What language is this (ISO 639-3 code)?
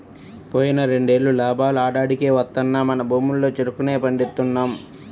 tel